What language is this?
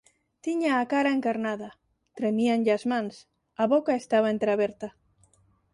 Galician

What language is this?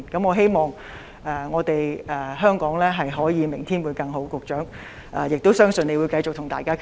Cantonese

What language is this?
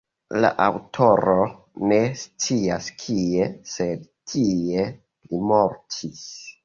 Esperanto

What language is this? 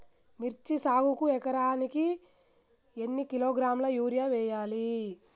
Telugu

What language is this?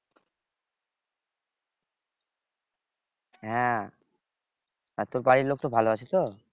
Bangla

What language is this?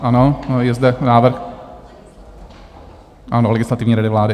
Czech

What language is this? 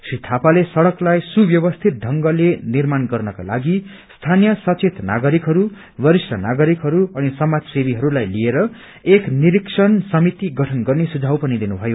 Nepali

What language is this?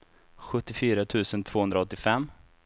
Swedish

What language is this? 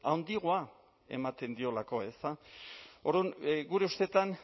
Basque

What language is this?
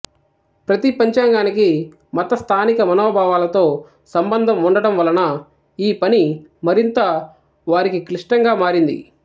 Telugu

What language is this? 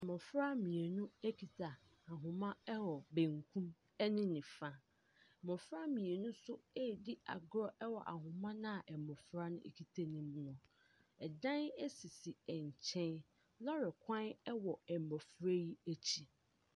Akan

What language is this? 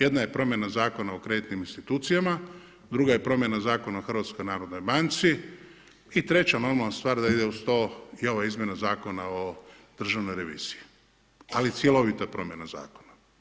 Croatian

